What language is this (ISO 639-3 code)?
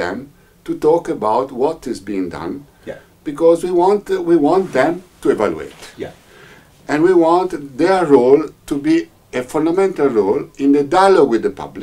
eng